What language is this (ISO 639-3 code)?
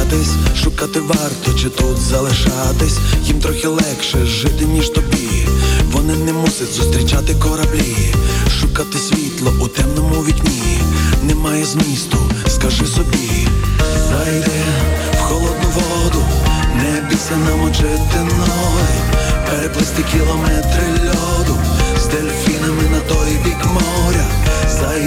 ukr